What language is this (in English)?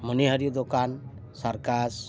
Santali